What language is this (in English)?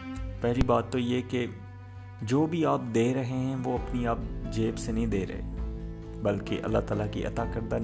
Urdu